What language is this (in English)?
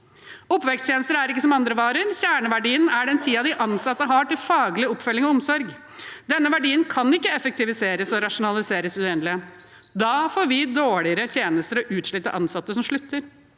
Norwegian